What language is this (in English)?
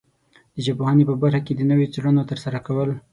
Pashto